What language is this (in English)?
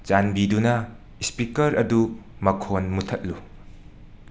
Manipuri